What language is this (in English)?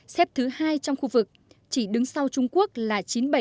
Vietnamese